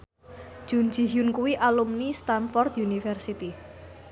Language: Javanese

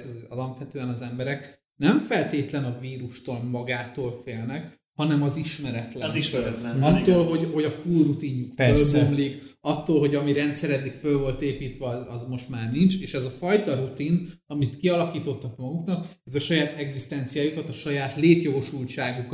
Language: Hungarian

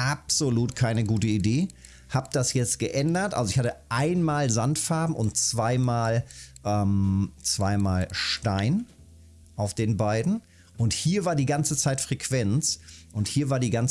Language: German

